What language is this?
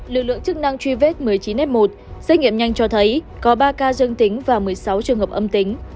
Vietnamese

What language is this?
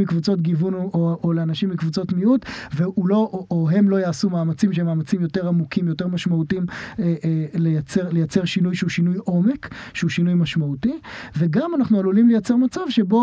Hebrew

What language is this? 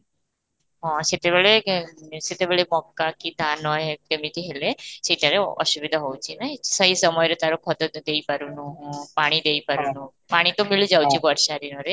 Odia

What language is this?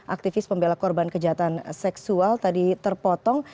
Indonesian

